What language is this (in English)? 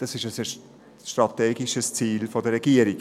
Swiss German